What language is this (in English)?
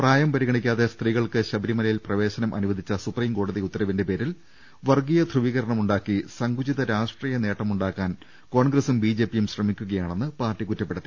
Malayalam